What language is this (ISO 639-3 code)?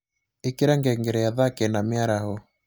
kik